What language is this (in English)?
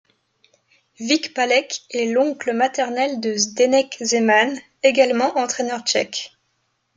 French